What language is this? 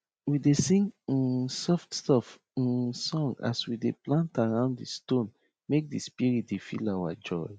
Nigerian Pidgin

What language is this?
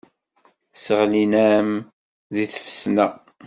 Kabyle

